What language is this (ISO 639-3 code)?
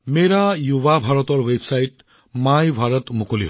asm